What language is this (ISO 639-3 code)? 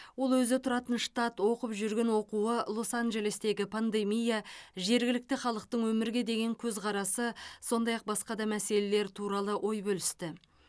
kaz